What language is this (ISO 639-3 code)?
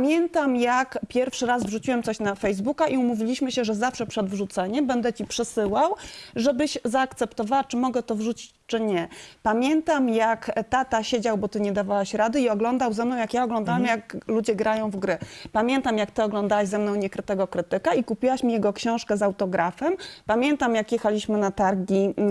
pol